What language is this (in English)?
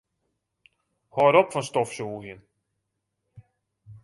Western Frisian